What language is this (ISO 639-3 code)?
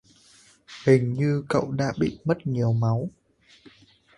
vie